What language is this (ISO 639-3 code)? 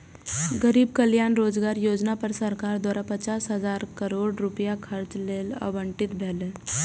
mai